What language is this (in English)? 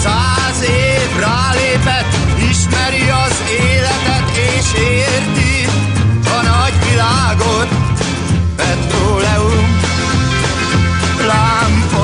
Hungarian